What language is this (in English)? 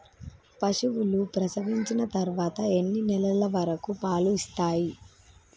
Telugu